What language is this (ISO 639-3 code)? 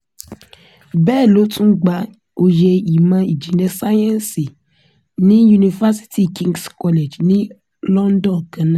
yor